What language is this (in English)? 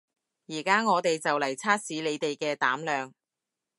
Cantonese